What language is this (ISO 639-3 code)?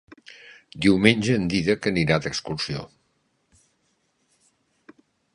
cat